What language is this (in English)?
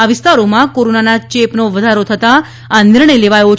Gujarati